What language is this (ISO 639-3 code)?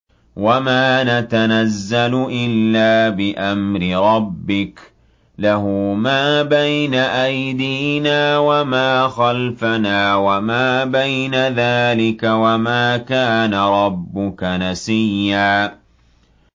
ara